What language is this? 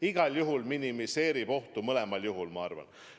Estonian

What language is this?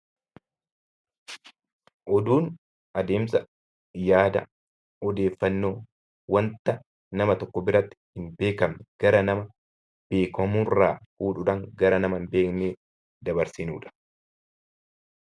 Oromo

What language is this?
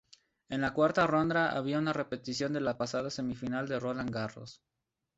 Spanish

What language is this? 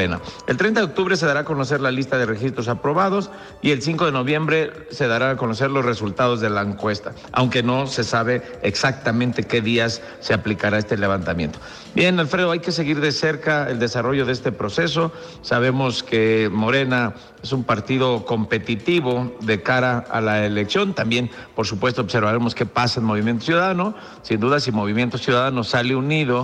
Spanish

